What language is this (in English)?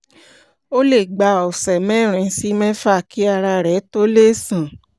Yoruba